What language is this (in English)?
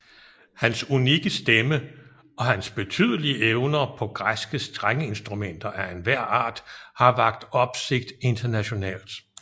Danish